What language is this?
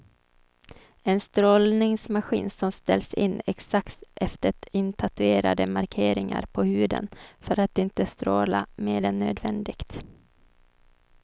Swedish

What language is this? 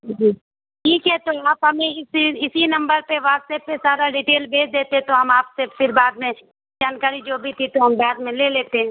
Urdu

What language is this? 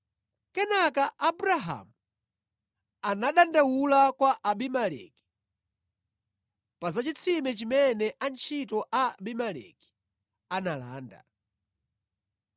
Nyanja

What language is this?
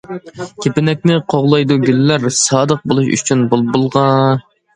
Uyghur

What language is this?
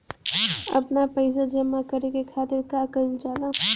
Bhojpuri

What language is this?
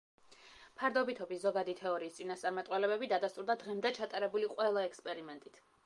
Georgian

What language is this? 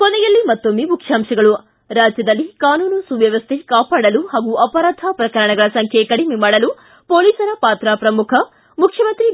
Kannada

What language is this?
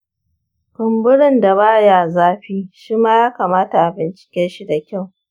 Hausa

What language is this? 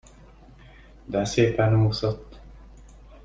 Hungarian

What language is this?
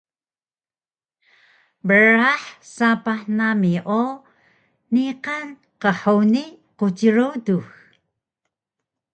Taroko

